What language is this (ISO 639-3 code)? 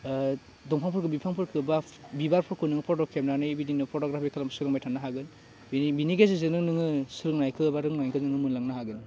brx